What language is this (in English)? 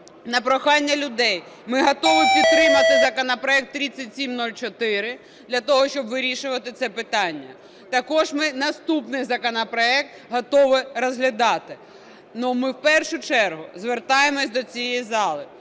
Ukrainian